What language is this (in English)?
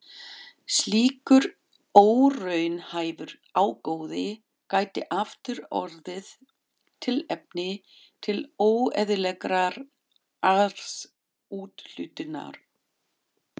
Icelandic